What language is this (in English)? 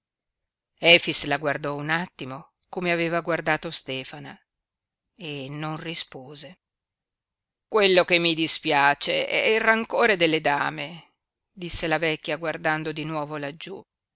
Italian